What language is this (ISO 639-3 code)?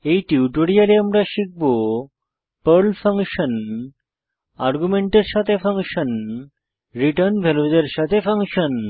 ben